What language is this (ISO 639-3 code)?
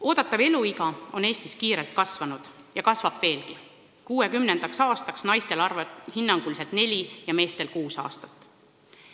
est